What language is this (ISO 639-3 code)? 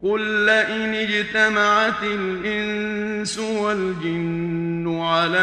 ara